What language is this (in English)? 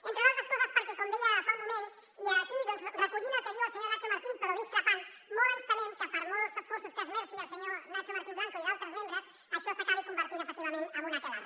Catalan